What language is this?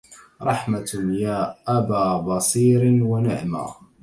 Arabic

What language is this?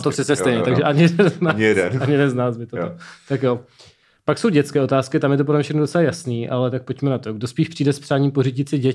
Czech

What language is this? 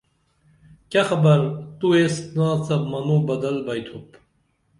Dameli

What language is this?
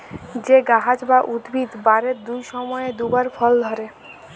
Bangla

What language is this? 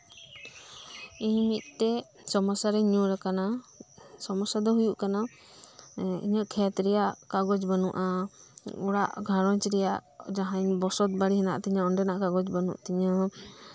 Santali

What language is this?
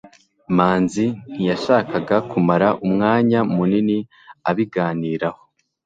Kinyarwanda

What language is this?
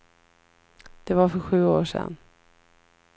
Swedish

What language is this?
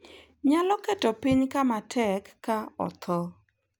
Luo (Kenya and Tanzania)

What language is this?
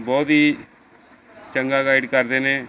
Punjabi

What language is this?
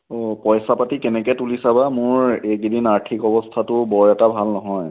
Assamese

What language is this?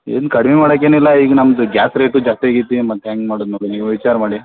Kannada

